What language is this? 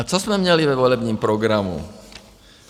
Czech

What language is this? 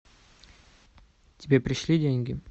Russian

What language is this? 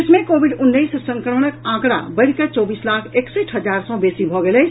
Maithili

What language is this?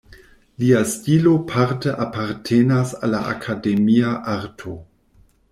Esperanto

